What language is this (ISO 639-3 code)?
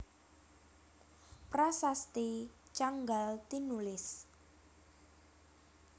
jav